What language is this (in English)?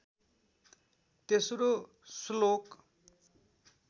Nepali